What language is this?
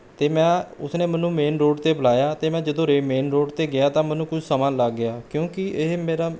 Punjabi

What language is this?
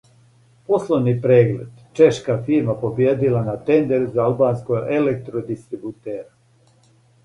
Serbian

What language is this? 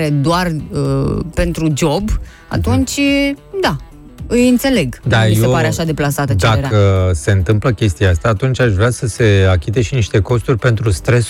Romanian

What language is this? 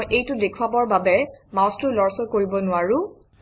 Assamese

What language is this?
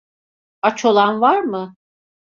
Turkish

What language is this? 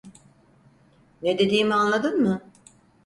Turkish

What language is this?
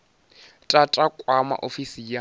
Venda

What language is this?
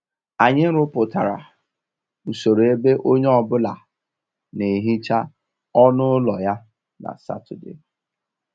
Igbo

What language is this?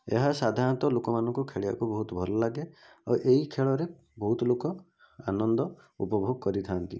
Odia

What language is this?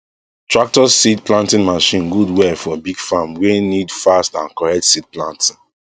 Nigerian Pidgin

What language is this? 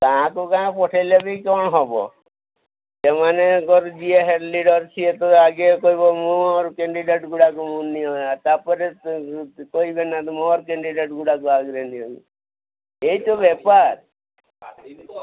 Odia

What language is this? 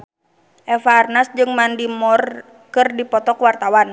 Sundanese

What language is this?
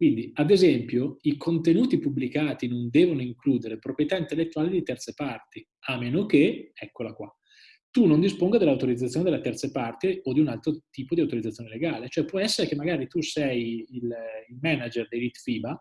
Italian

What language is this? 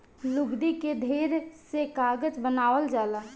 Bhojpuri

